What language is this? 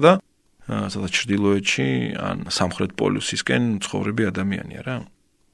Ukrainian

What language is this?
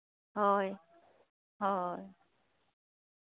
Santali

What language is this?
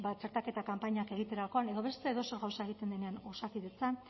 Basque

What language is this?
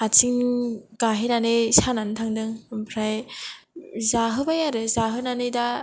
Bodo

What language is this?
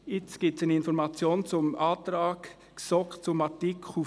Swiss German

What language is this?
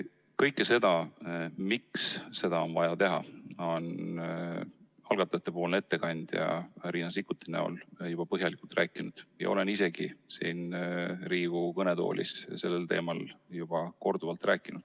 Estonian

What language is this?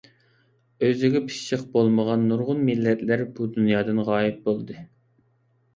Uyghur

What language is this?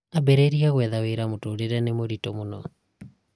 Kikuyu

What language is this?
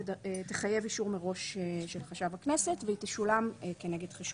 Hebrew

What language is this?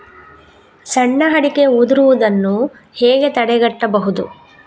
Kannada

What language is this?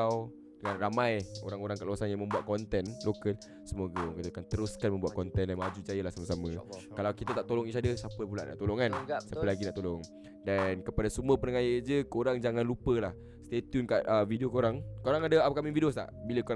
Malay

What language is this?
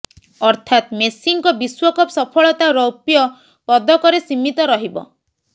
Odia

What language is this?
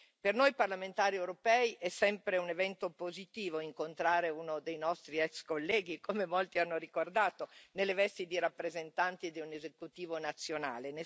Italian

